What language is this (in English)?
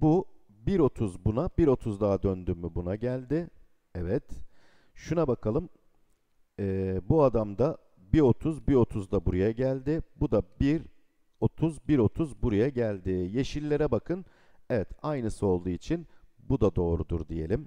Turkish